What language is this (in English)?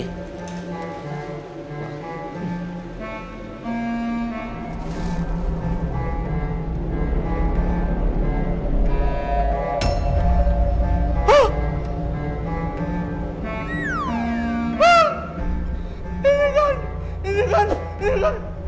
Indonesian